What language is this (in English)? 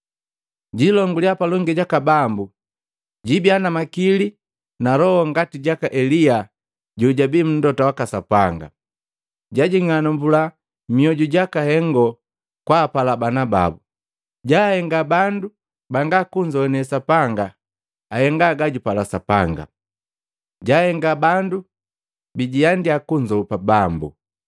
Matengo